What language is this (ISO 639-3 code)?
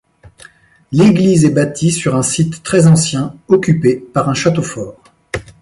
fra